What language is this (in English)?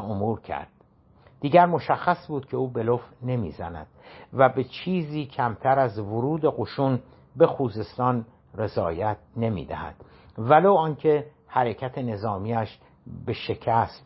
Persian